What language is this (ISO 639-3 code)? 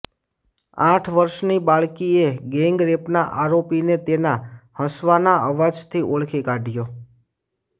guj